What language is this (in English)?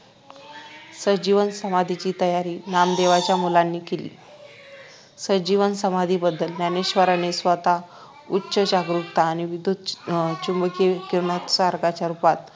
Marathi